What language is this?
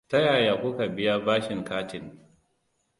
Hausa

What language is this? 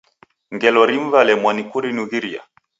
Taita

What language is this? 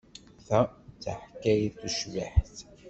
Kabyle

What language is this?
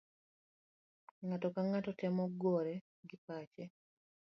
Luo (Kenya and Tanzania)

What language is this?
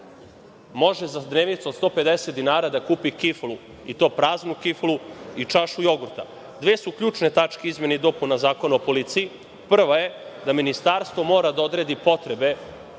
Serbian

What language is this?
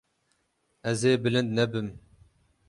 Kurdish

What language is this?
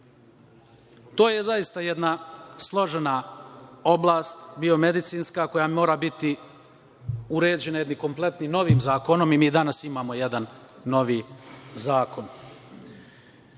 Serbian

